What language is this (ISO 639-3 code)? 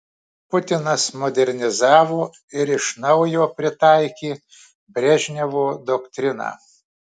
lit